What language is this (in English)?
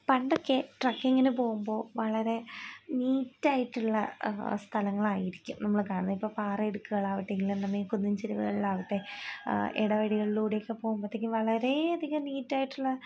Malayalam